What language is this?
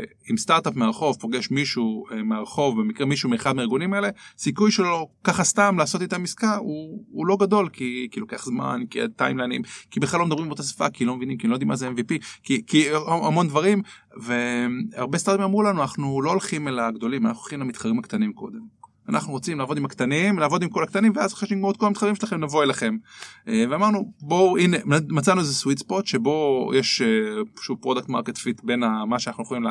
Hebrew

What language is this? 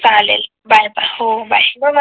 Marathi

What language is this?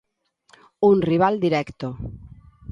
Galician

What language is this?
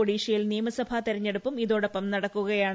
Malayalam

